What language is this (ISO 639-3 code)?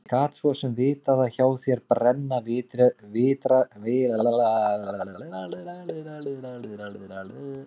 isl